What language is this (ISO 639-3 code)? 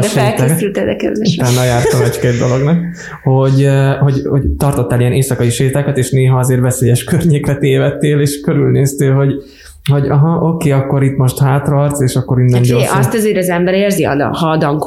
hun